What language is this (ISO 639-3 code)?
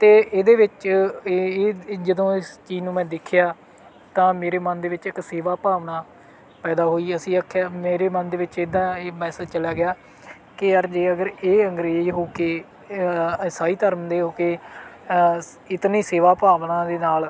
pan